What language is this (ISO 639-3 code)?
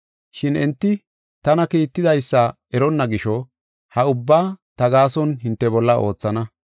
gof